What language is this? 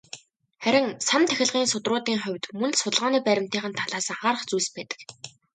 Mongolian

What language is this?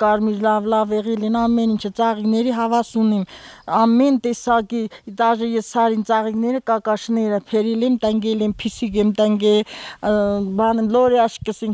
Romanian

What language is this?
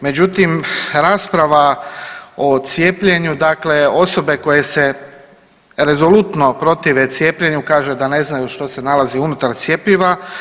Croatian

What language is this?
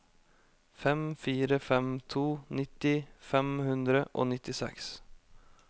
Norwegian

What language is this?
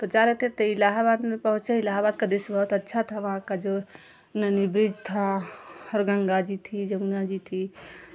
Hindi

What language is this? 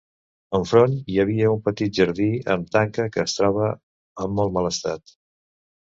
Catalan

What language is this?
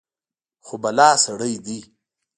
Pashto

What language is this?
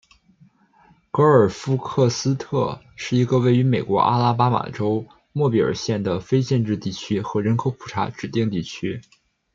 Chinese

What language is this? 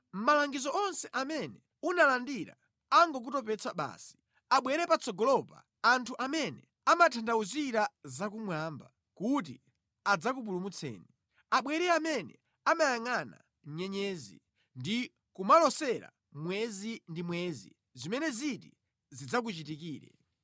Nyanja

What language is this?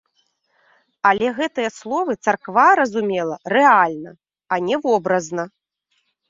Belarusian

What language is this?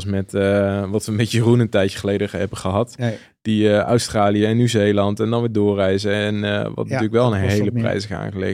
Dutch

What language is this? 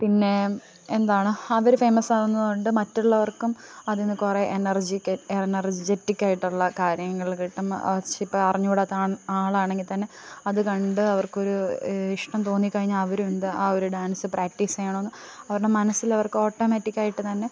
Malayalam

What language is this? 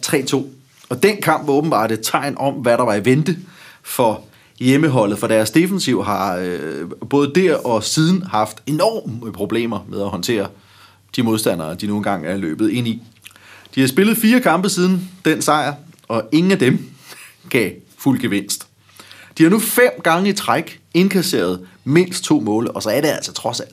Danish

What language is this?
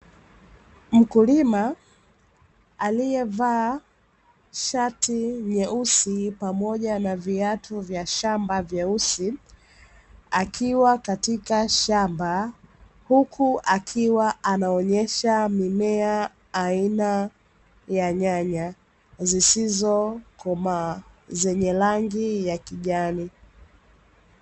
Swahili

